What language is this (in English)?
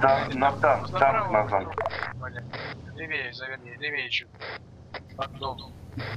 Russian